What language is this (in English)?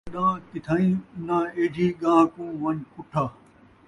Saraiki